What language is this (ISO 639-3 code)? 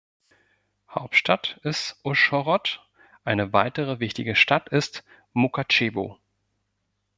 deu